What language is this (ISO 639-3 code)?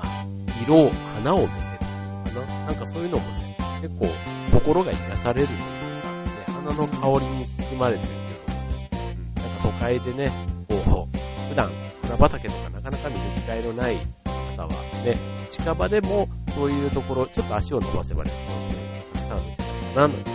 jpn